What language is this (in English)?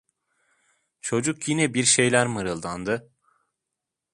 Turkish